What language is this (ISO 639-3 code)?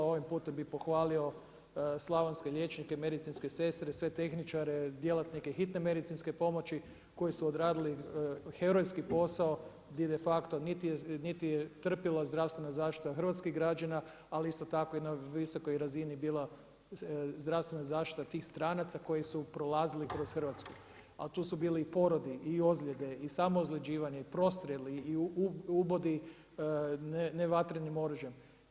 hrv